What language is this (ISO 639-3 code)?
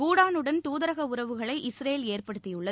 tam